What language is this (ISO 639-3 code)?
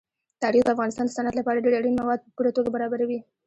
pus